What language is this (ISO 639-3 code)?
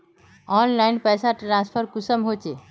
mag